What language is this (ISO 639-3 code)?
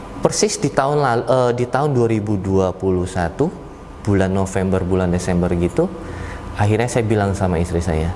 ind